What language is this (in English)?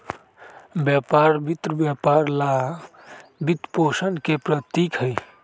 Magahi